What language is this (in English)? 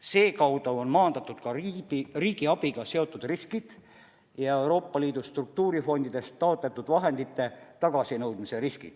Estonian